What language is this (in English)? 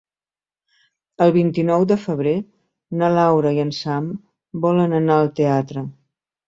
Catalan